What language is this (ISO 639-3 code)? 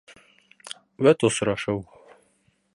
bak